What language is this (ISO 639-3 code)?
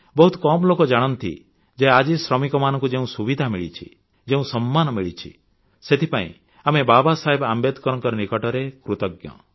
ori